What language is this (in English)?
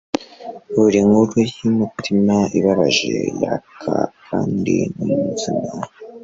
Kinyarwanda